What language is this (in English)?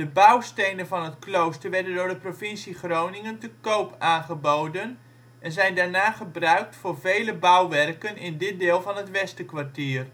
Dutch